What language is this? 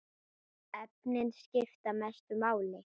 Icelandic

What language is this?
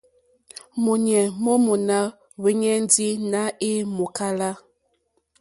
Mokpwe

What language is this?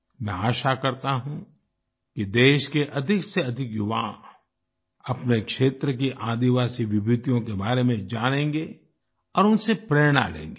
Hindi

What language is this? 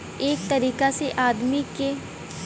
Bhojpuri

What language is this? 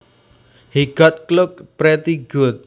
Javanese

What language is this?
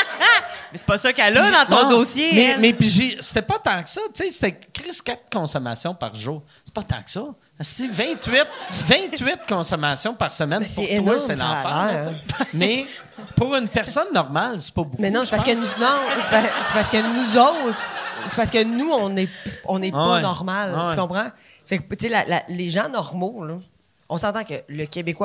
French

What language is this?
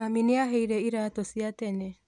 Kikuyu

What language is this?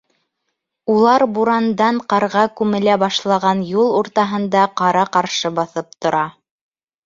Bashkir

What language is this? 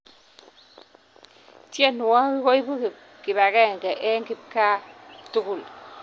Kalenjin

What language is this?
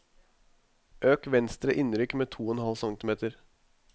Norwegian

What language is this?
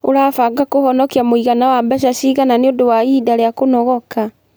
Kikuyu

